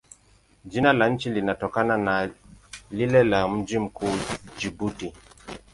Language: Swahili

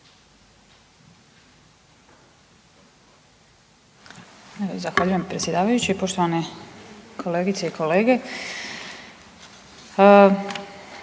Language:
Croatian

